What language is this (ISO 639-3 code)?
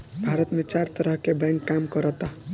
bho